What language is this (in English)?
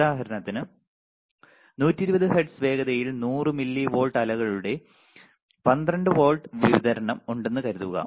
Malayalam